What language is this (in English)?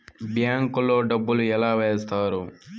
Telugu